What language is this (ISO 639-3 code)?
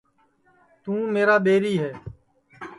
ssi